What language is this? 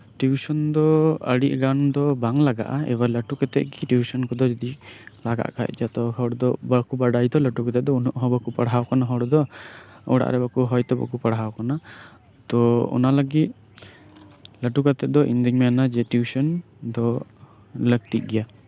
Santali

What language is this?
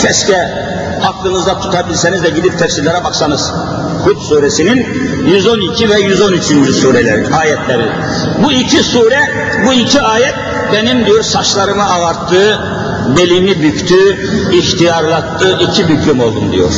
Turkish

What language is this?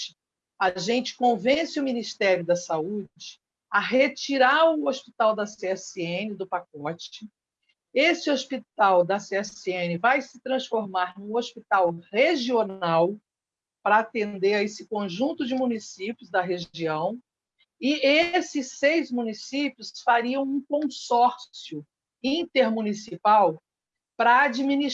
Portuguese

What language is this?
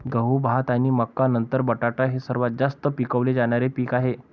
Marathi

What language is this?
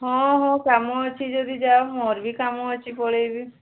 Odia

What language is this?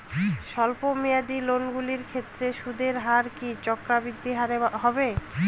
Bangla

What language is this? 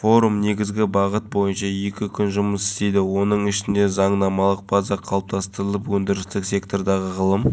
Kazakh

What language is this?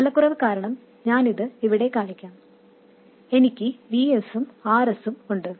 Malayalam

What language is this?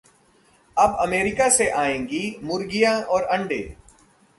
Hindi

